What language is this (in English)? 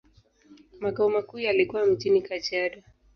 Swahili